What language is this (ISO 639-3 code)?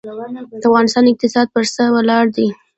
pus